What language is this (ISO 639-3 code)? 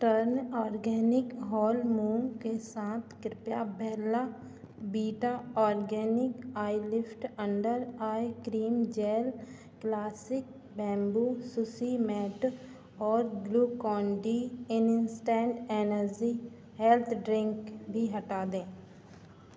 hin